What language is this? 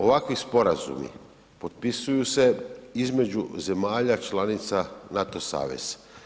Croatian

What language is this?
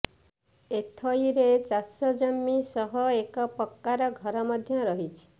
Odia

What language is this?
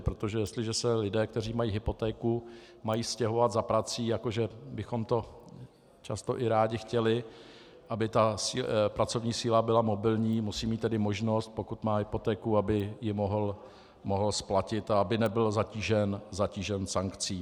Czech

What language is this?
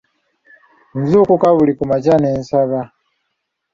Ganda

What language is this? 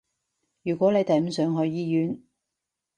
Cantonese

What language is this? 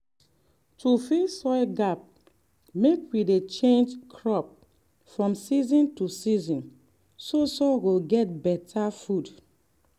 Nigerian Pidgin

